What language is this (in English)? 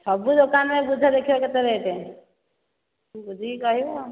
Odia